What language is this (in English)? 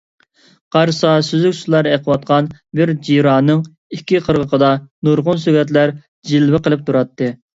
Uyghur